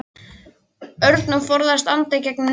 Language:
Icelandic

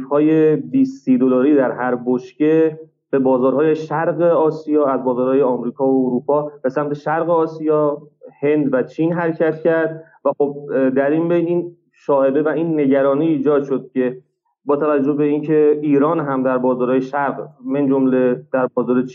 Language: Persian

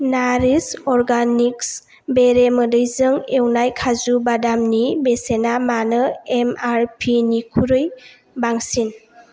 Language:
Bodo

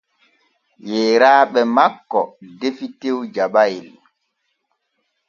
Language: Borgu Fulfulde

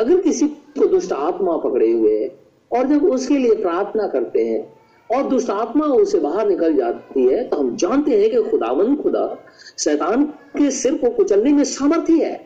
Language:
Hindi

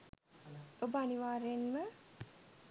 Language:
Sinhala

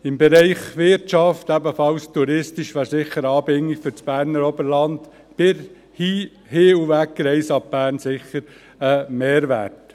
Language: Swiss German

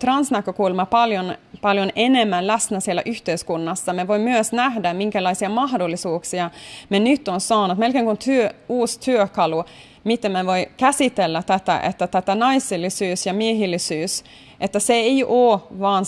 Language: Finnish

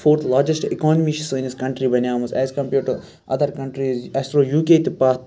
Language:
Kashmiri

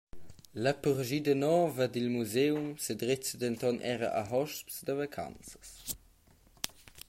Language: Romansh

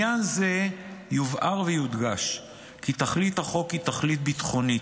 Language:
Hebrew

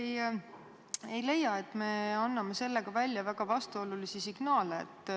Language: Estonian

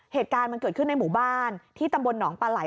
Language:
Thai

